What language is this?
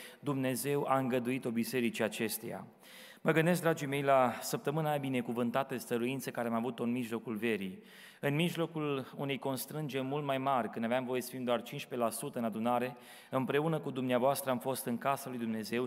Romanian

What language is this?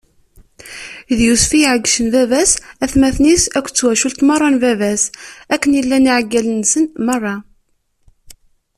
Kabyle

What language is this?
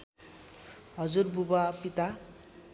Nepali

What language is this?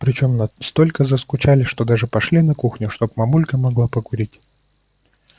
Russian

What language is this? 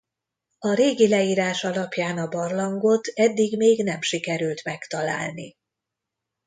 Hungarian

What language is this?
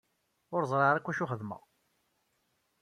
Kabyle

